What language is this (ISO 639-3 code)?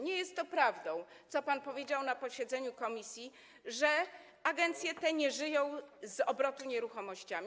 pol